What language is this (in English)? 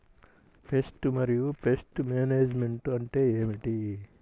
Telugu